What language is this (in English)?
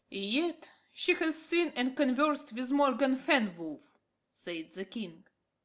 English